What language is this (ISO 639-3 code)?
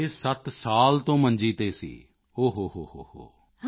pan